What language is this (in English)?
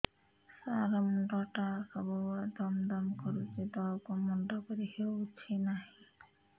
Odia